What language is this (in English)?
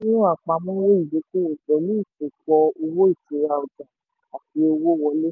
Yoruba